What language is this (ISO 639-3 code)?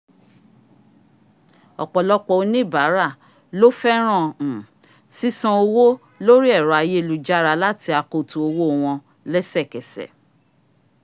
yor